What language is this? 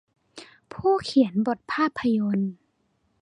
Thai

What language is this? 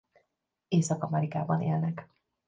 Hungarian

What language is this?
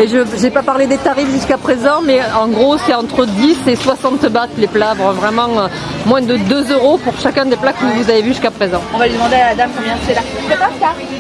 French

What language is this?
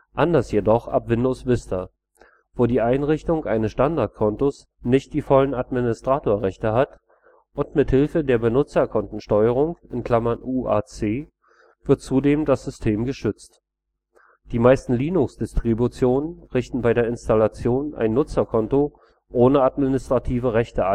German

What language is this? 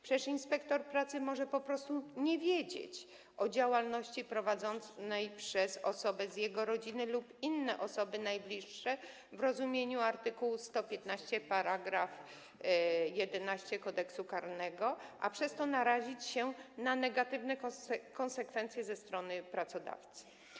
Polish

